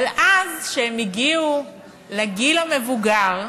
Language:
Hebrew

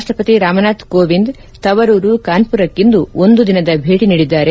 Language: Kannada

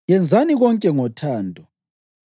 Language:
North Ndebele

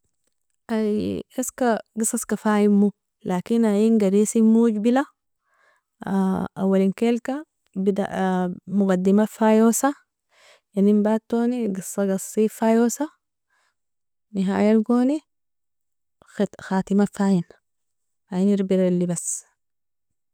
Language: Nobiin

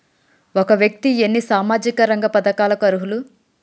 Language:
Telugu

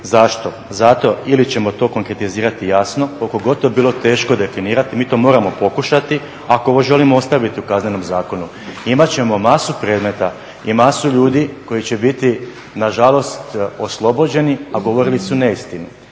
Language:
Croatian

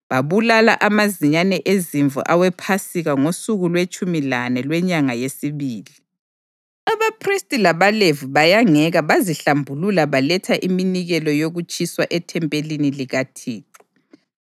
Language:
North Ndebele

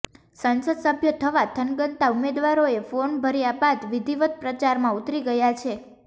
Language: Gujarati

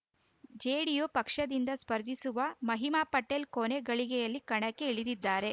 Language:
Kannada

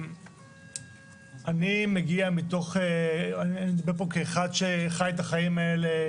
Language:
Hebrew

